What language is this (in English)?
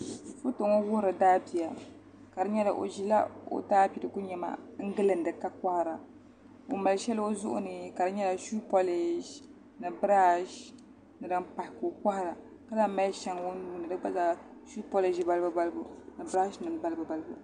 Dagbani